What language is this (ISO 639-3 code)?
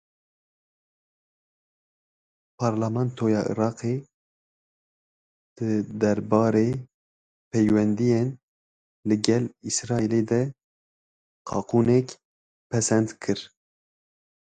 kur